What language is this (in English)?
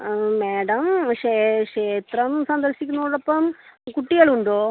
Malayalam